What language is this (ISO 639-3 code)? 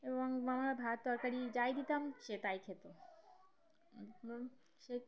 ben